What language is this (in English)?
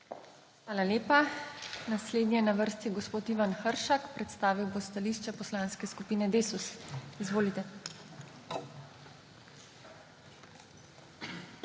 Slovenian